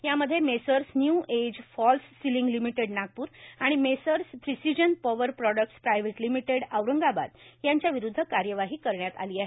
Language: Marathi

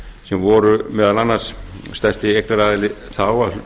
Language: Icelandic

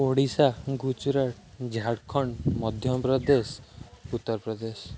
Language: Odia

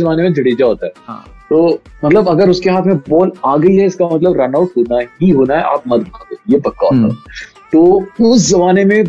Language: Hindi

